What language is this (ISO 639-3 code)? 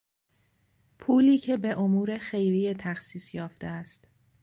fas